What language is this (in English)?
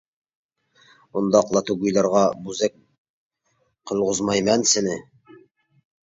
Uyghur